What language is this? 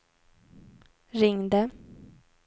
Swedish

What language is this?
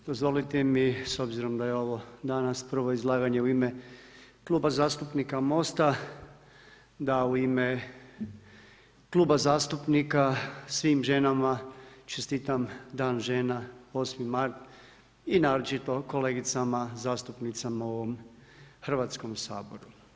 Croatian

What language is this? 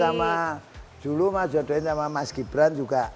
Indonesian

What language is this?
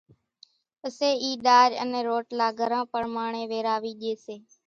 Kachi Koli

